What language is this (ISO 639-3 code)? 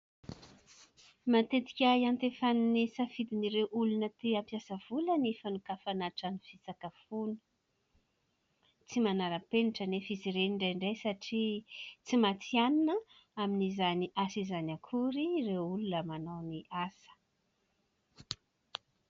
mlg